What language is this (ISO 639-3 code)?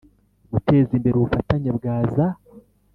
kin